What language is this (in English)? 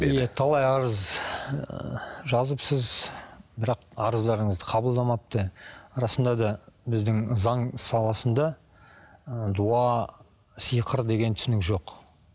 Kazakh